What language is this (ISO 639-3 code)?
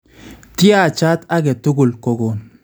kln